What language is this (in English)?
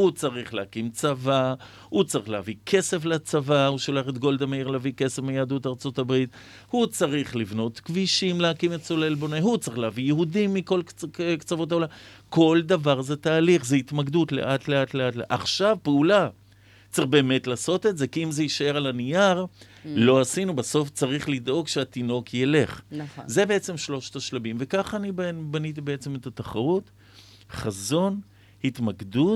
Hebrew